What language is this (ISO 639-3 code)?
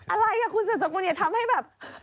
tha